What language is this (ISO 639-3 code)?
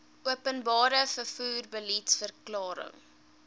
afr